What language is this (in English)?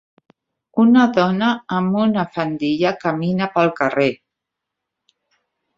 Catalan